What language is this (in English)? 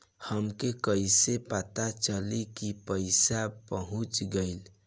Bhojpuri